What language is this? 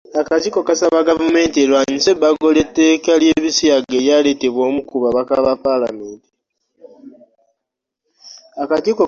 Ganda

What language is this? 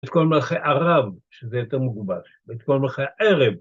Hebrew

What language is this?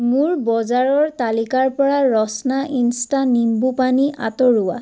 Assamese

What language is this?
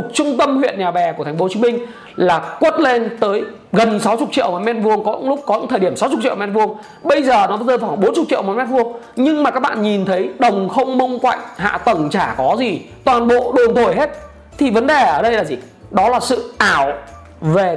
Vietnamese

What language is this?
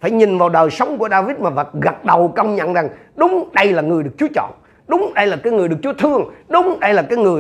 Vietnamese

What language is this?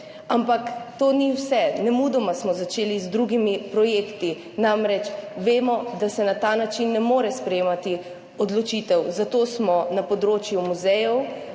Slovenian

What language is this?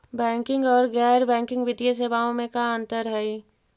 Magahi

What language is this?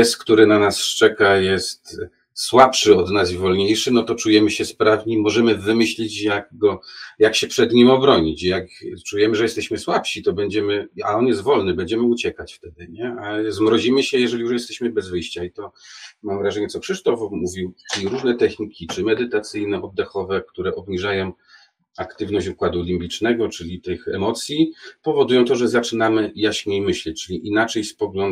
Polish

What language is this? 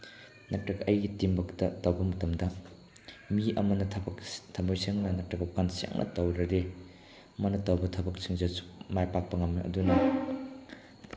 Manipuri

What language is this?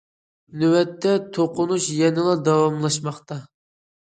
Uyghur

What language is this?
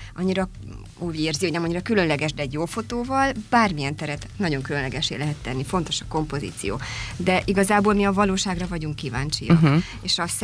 Hungarian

